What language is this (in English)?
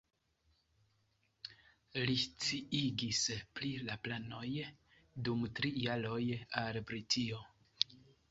Esperanto